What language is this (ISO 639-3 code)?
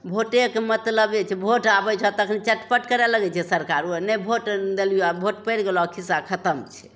mai